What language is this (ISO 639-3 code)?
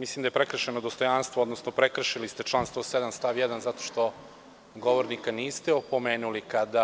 srp